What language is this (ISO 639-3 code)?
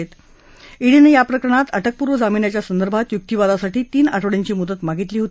mar